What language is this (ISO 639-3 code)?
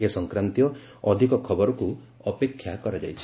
ori